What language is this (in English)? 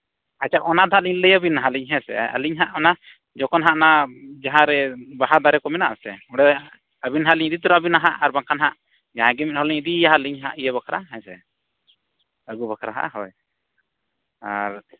Santali